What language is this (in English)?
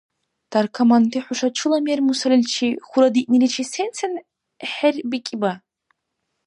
Dargwa